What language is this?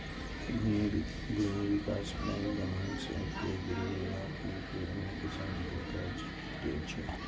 Maithili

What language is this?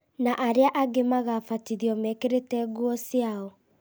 Kikuyu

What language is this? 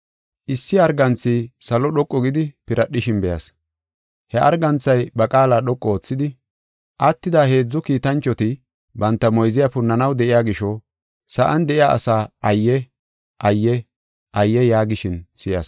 Gofa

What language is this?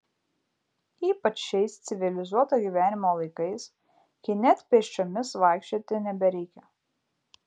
Lithuanian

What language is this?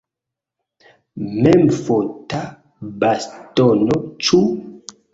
Esperanto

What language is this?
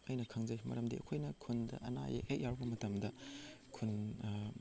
Manipuri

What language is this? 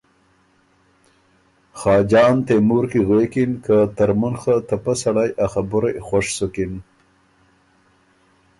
Ormuri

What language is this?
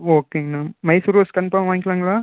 Tamil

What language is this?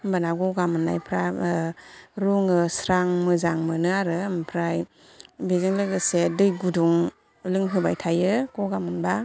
Bodo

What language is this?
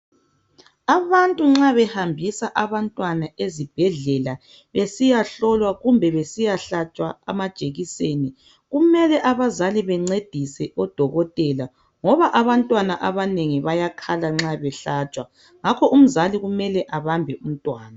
North Ndebele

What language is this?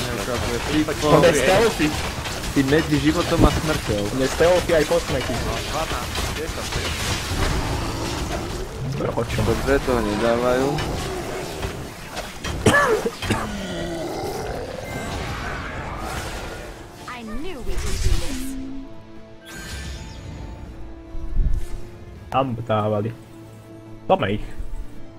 Slovak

